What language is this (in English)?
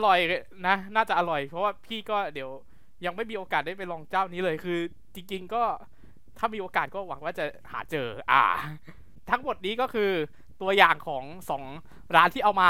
Thai